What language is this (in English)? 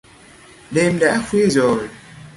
Vietnamese